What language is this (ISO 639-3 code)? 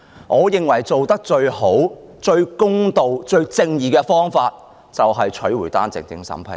yue